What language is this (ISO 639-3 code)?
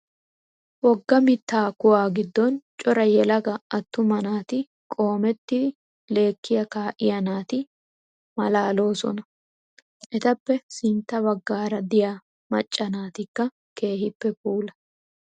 wal